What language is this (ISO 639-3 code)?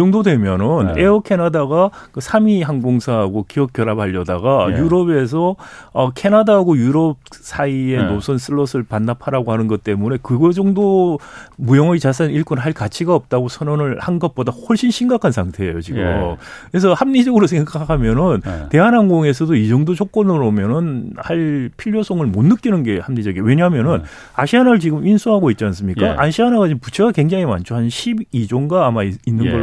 kor